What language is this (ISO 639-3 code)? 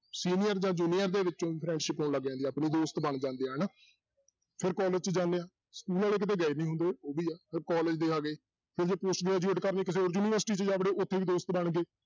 pan